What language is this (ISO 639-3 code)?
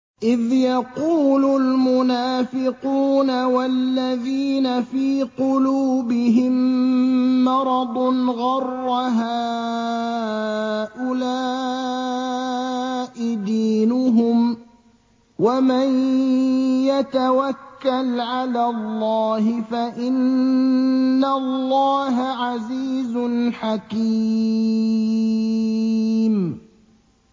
ara